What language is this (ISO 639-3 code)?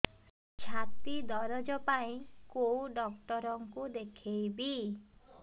ori